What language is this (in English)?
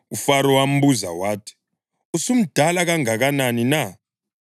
North Ndebele